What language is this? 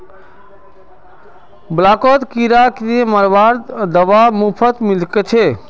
Magahi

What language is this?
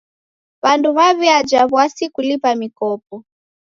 Taita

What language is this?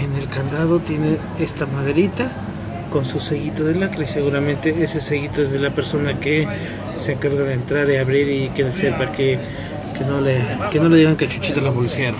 Spanish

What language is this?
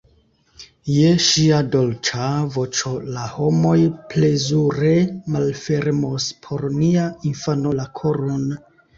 Esperanto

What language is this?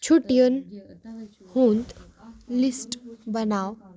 Kashmiri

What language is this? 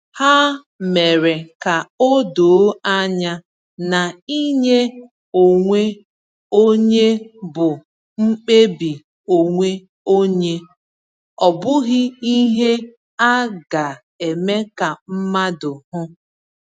Igbo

